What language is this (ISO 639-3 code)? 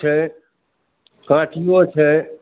mai